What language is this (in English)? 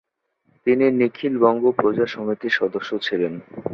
Bangla